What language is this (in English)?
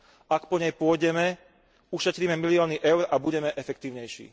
Slovak